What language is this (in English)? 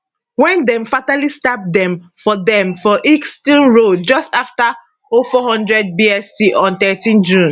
Nigerian Pidgin